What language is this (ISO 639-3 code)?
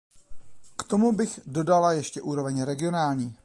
ces